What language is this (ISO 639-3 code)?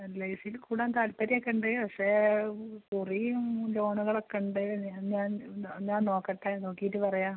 mal